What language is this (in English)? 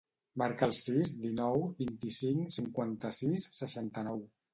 Catalan